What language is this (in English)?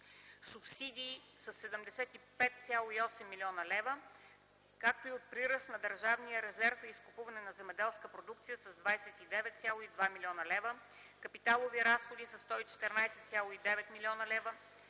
Bulgarian